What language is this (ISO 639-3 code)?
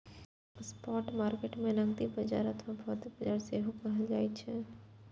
mai